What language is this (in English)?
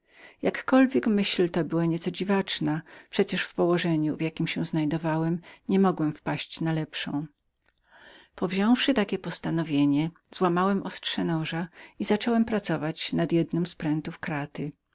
Polish